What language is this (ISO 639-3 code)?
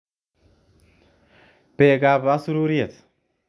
kln